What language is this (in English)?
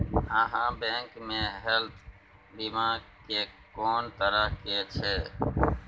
Maithili